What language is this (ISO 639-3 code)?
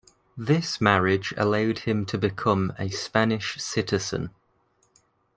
eng